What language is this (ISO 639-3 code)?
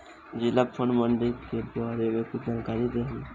bho